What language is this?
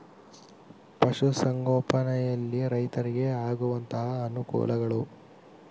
Kannada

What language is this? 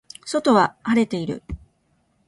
Japanese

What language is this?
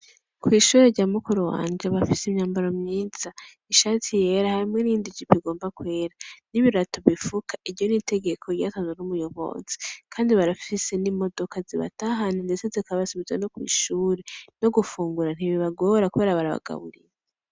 Rundi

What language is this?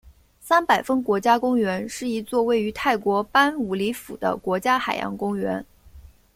Chinese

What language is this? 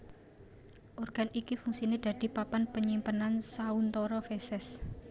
Javanese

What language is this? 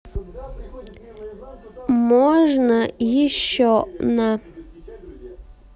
Russian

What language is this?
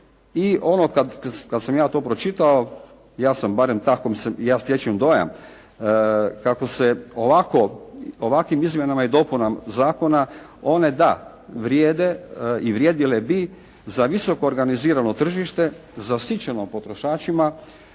Croatian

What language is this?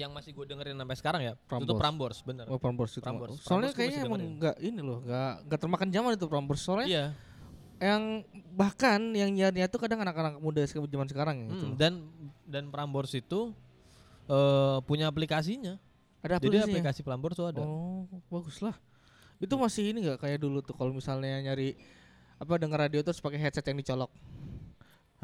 Indonesian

